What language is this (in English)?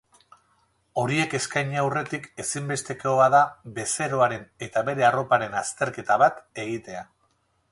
Basque